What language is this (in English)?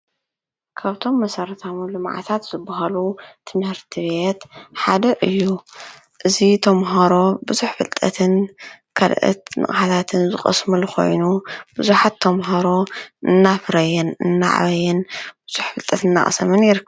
Tigrinya